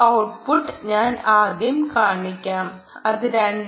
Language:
Malayalam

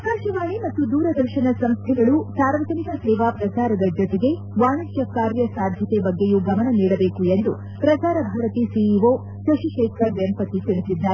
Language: Kannada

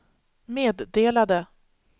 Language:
Swedish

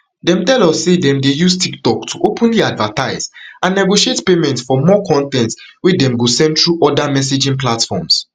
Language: Nigerian Pidgin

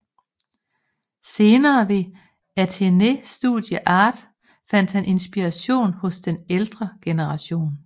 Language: Danish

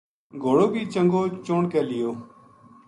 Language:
Gujari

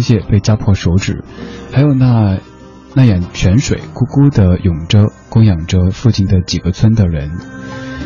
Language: Chinese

